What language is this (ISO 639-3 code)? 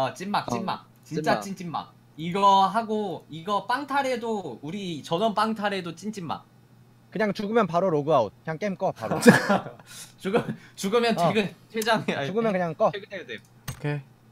kor